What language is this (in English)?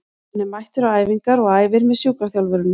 Icelandic